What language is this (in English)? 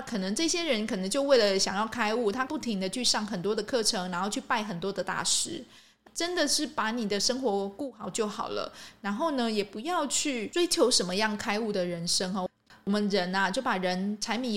Chinese